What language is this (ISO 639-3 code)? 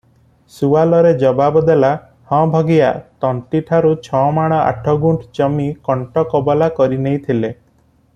ori